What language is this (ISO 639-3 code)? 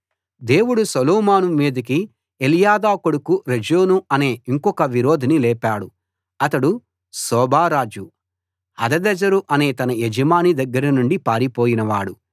tel